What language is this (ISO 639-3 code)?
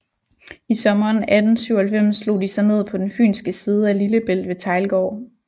dan